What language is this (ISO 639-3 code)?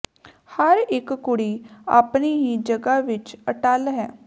pan